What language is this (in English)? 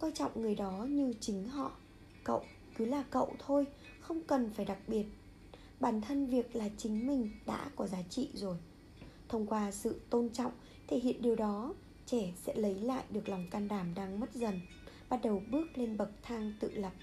Vietnamese